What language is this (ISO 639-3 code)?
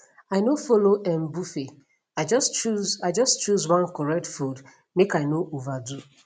pcm